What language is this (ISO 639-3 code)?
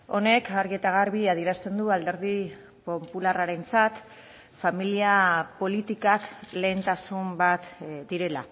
eus